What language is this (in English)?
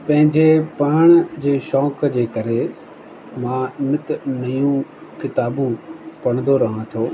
Sindhi